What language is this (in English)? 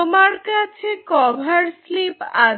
Bangla